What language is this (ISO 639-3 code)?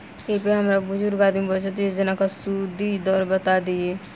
mai